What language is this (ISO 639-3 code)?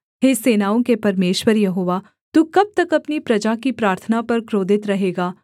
hin